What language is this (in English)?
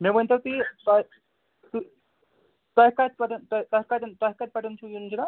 Kashmiri